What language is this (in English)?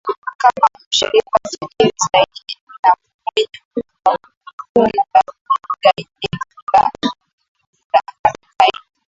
Swahili